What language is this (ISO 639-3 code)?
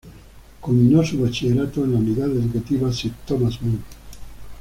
spa